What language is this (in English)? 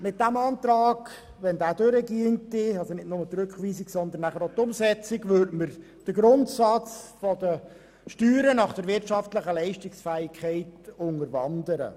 Swiss German